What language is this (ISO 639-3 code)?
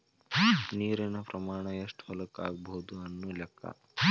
kan